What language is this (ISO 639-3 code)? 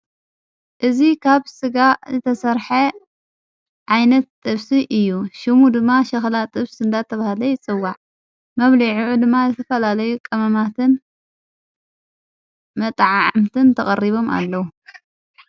tir